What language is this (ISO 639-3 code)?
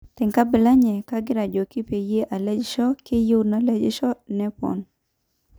mas